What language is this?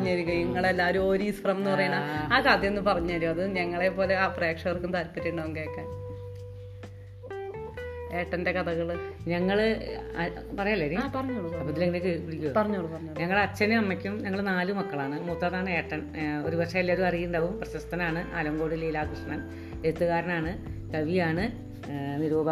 Malayalam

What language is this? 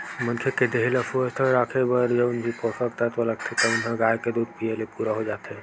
Chhattisgarhi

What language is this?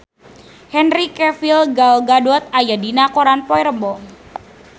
Sundanese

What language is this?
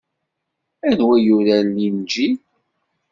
Kabyle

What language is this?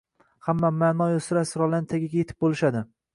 Uzbek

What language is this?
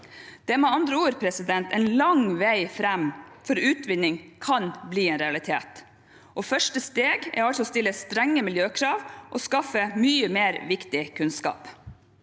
Norwegian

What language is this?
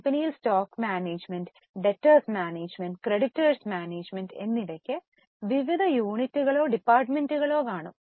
Malayalam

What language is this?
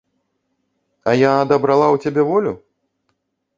Belarusian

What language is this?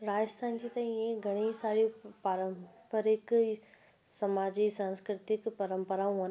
Sindhi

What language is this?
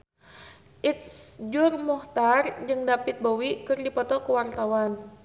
Sundanese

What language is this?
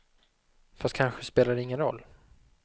Swedish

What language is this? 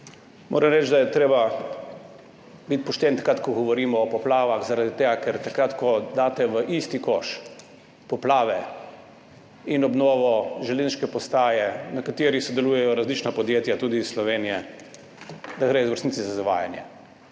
Slovenian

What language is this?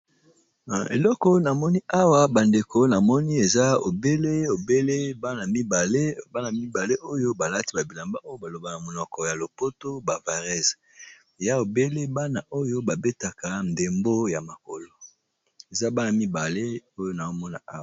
Lingala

